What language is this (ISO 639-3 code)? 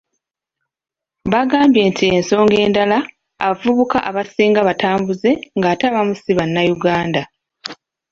lug